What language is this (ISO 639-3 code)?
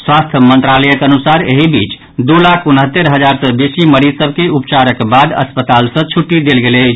mai